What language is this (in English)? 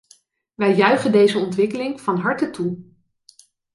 Dutch